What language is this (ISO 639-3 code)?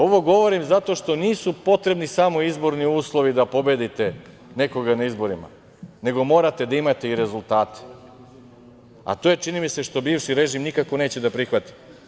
srp